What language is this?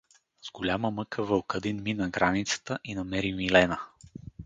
Bulgarian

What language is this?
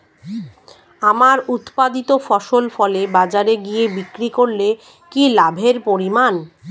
Bangla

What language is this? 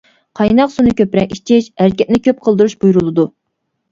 Uyghur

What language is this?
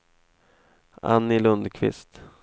Swedish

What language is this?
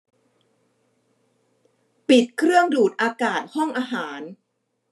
Thai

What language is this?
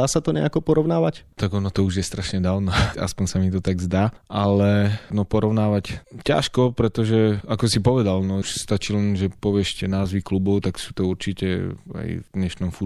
Slovak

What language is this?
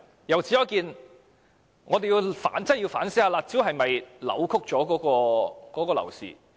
Cantonese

